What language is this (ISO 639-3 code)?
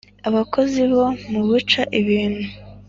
kin